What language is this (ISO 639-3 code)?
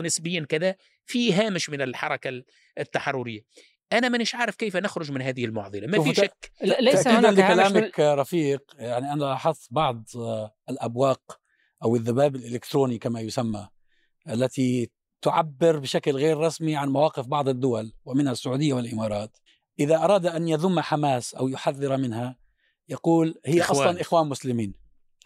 ara